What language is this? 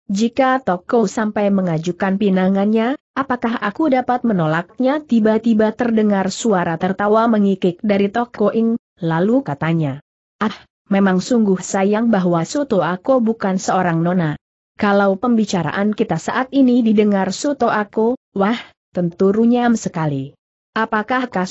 Indonesian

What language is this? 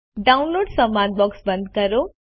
Gujarati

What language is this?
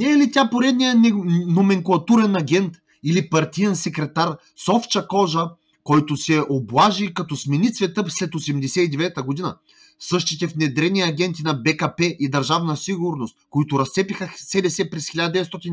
Bulgarian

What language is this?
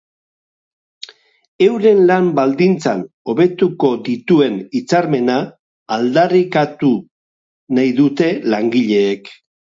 Basque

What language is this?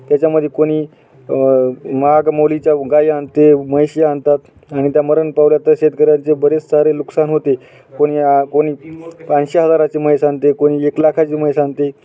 Marathi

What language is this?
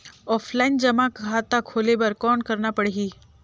Chhattisgarhi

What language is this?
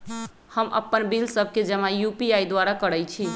Magahi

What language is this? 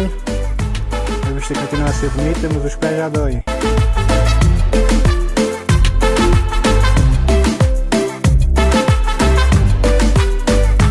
Portuguese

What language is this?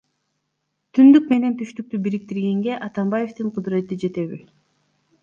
Kyrgyz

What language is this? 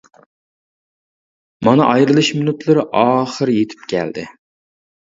Uyghur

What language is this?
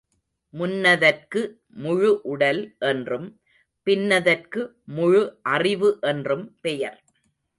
Tamil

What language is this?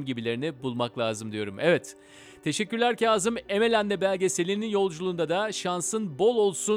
Turkish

